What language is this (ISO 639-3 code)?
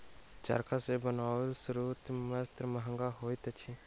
mai